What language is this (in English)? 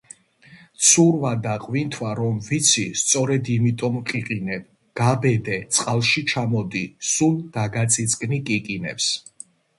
Georgian